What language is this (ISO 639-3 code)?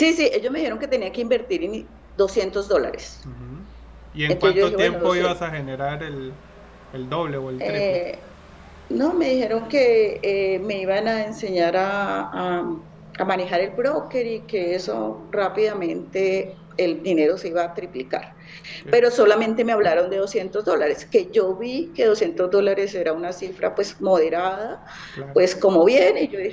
spa